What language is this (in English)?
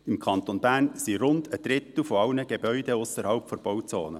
Swiss German